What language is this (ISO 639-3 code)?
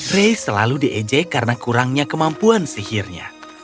ind